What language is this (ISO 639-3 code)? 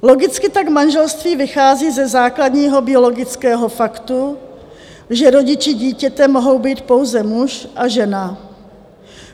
ces